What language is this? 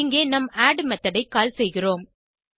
Tamil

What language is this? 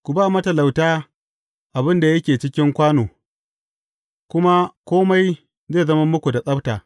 Hausa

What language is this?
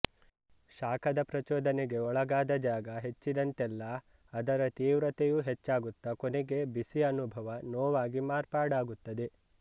Kannada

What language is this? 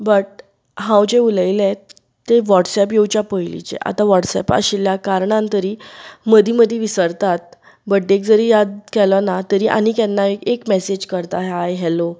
Konkani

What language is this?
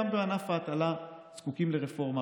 Hebrew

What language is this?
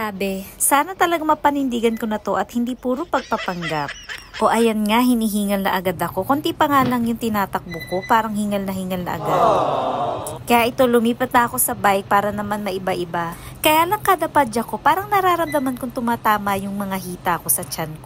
Filipino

